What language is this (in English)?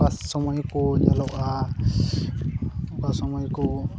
Santali